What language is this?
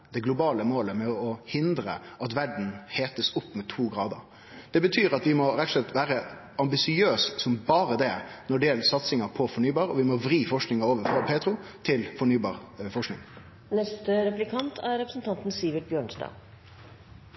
Norwegian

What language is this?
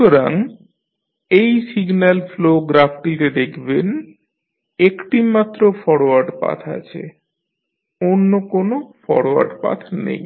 Bangla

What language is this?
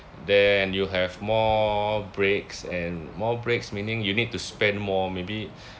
English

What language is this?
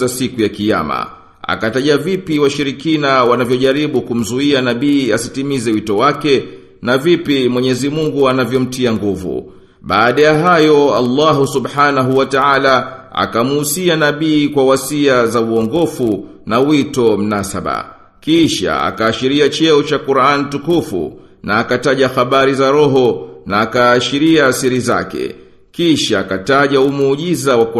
Swahili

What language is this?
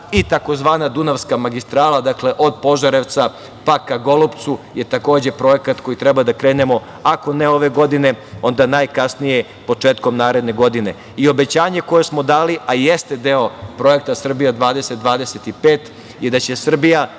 Serbian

